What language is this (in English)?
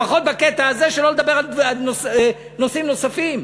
Hebrew